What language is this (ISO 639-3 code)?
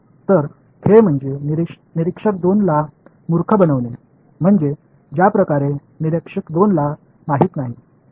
mar